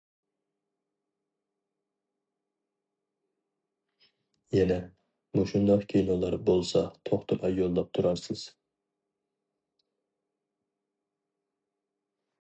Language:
Uyghur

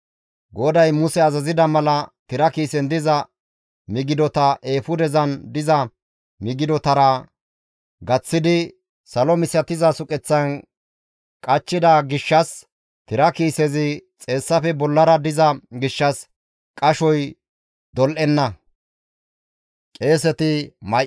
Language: Gamo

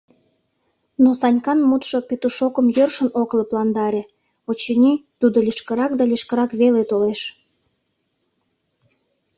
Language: Mari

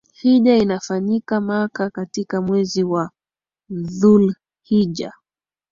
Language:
Swahili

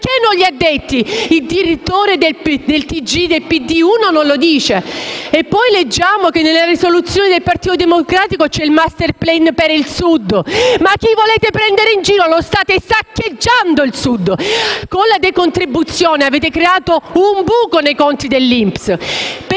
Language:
Italian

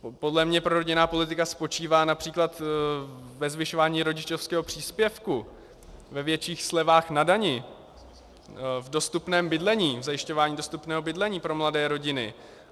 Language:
Czech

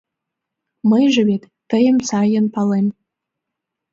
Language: Mari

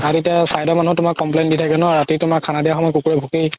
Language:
Assamese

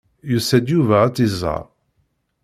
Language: Kabyle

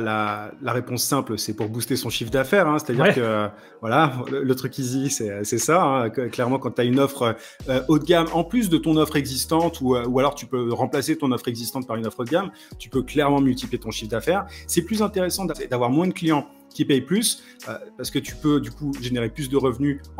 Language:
French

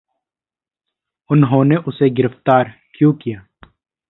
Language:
Hindi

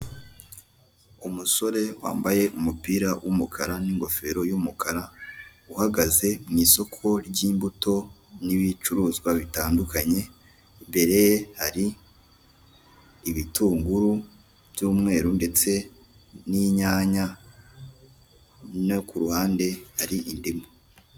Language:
Kinyarwanda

